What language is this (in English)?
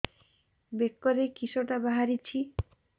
Odia